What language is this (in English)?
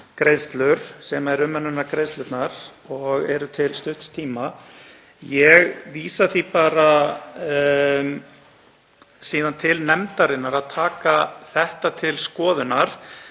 Icelandic